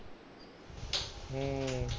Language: Punjabi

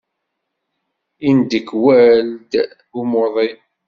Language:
Kabyle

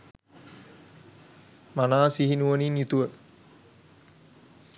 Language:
Sinhala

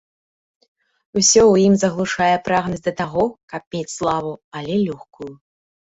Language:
Belarusian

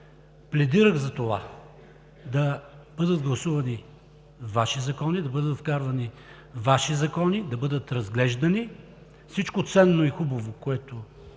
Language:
Bulgarian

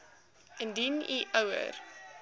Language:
Afrikaans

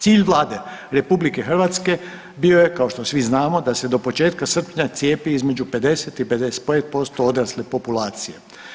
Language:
Croatian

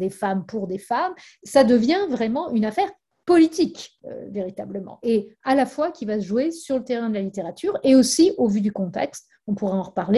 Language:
French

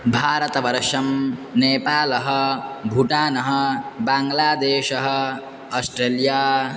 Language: Sanskrit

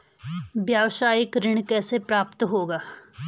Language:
Hindi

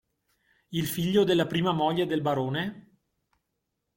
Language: Italian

